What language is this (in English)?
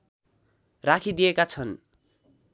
Nepali